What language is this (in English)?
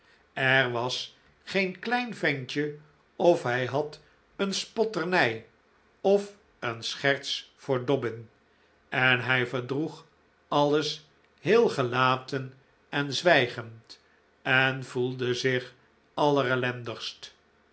Dutch